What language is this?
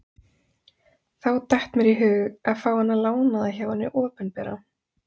Icelandic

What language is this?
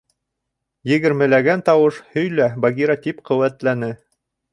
Bashkir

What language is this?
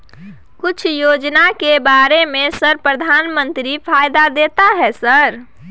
Maithili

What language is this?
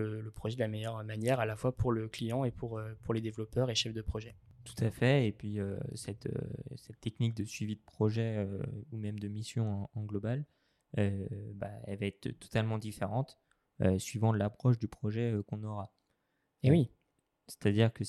French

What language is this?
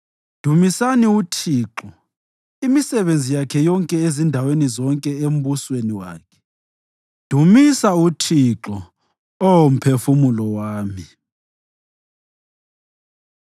North Ndebele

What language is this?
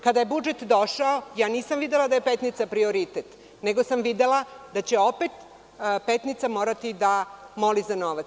Serbian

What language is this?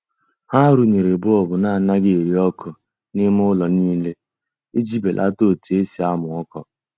Igbo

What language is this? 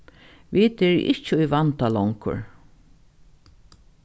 Faroese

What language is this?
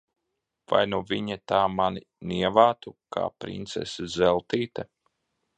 Latvian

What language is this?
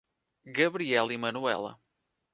Portuguese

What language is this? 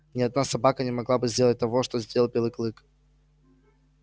Russian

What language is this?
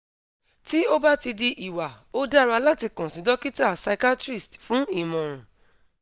Yoruba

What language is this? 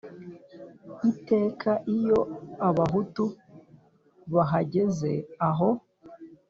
Kinyarwanda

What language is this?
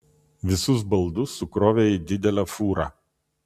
Lithuanian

